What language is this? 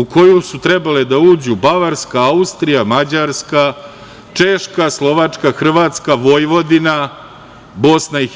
Serbian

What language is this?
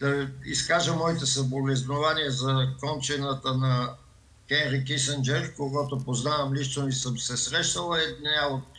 Bulgarian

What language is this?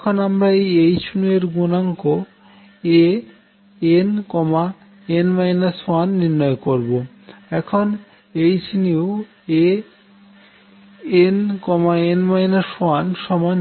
Bangla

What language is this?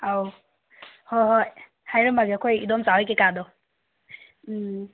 Manipuri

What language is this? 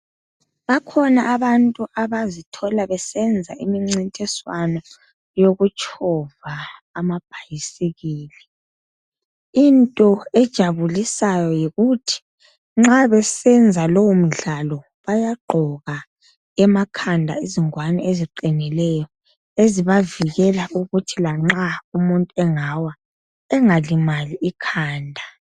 North Ndebele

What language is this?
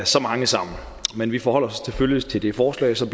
Danish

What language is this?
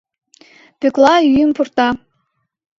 Mari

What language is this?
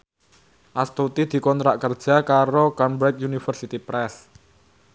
Javanese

